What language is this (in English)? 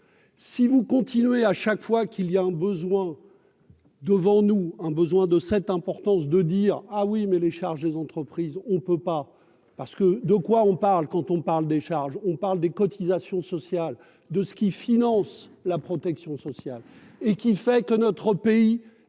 French